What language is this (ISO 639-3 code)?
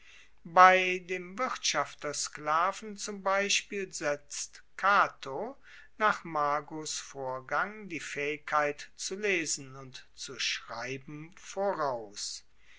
deu